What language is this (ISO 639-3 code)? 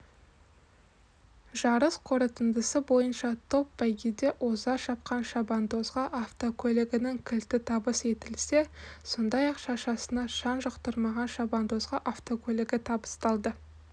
kaz